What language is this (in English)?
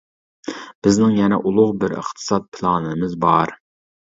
Uyghur